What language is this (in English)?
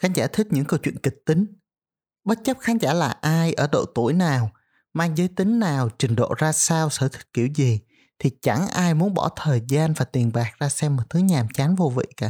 Vietnamese